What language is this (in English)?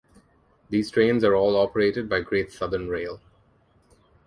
English